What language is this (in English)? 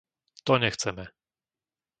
Slovak